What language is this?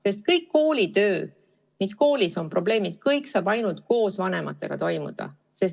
Estonian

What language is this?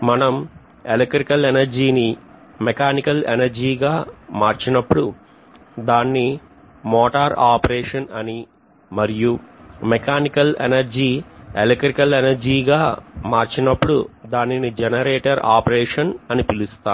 Telugu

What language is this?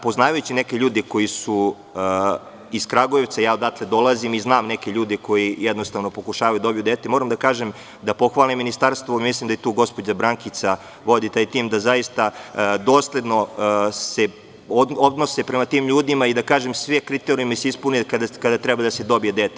Serbian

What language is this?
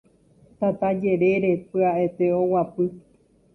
Guarani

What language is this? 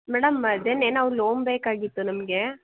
Kannada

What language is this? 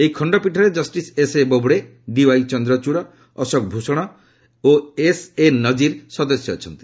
Odia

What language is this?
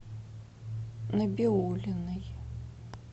Russian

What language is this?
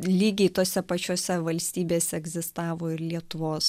Lithuanian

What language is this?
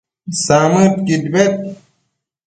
Matsés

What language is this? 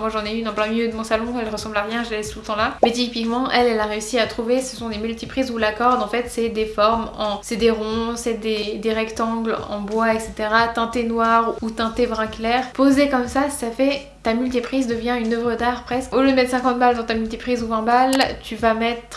French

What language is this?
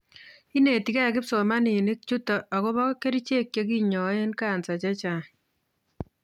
Kalenjin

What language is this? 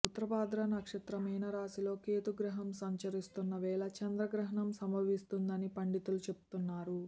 Telugu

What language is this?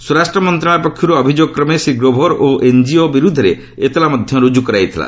Odia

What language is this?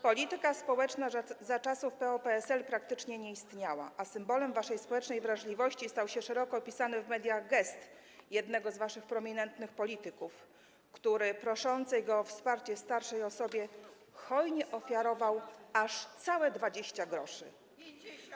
Polish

